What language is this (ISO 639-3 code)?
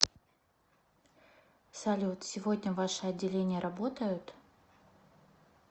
rus